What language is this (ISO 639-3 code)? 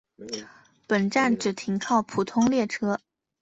zho